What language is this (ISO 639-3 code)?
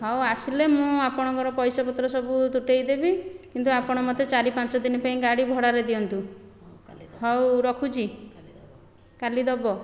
ori